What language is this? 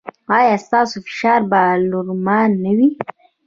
Pashto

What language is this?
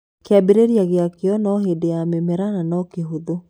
Kikuyu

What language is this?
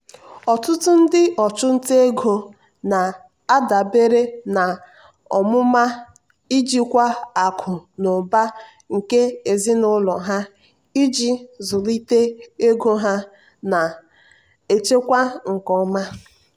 Igbo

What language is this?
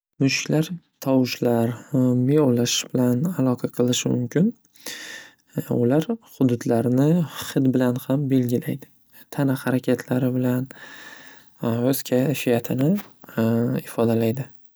Uzbek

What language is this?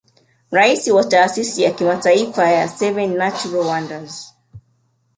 Swahili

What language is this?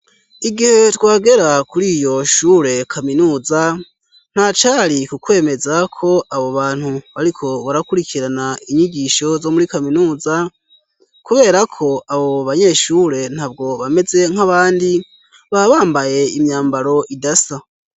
Rundi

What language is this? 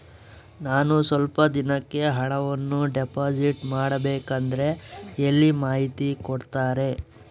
Kannada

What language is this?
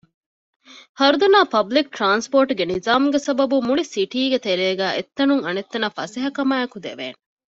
Divehi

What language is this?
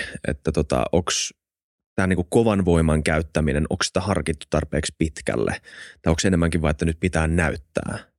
Finnish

